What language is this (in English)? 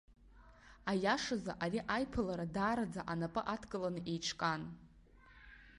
Abkhazian